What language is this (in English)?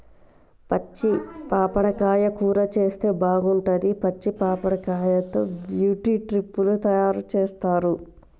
Telugu